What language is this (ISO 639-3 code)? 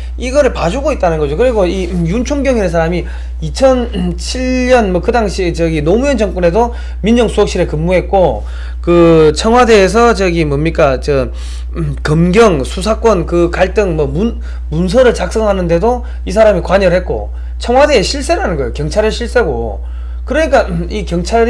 kor